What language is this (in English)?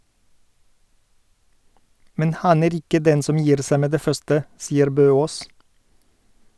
Norwegian